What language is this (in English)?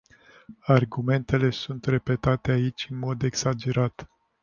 Romanian